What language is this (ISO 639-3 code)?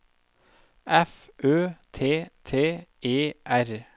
nor